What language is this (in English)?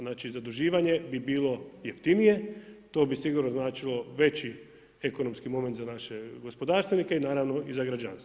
Croatian